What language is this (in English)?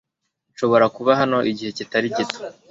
Kinyarwanda